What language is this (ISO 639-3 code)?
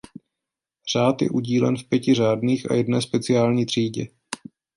ces